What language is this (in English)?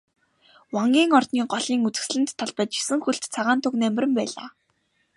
Mongolian